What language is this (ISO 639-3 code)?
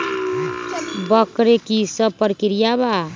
mag